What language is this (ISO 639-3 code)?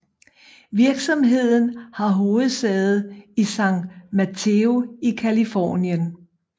dan